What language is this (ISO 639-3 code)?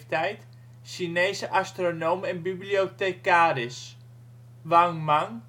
nld